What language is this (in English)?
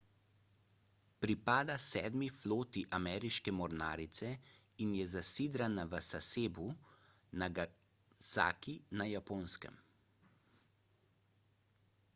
Slovenian